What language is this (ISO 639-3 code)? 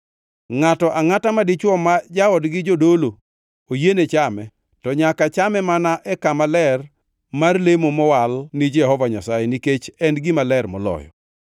luo